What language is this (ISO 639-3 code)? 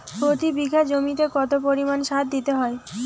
ben